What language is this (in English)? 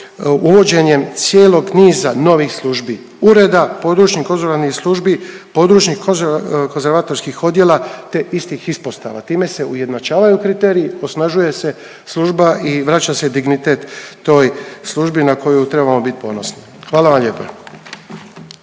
Croatian